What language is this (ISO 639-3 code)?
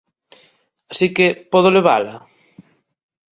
glg